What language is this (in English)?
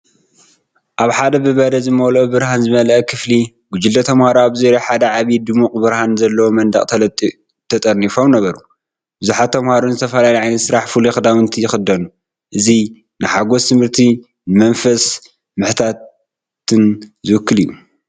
Tigrinya